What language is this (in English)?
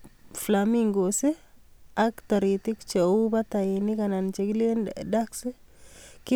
Kalenjin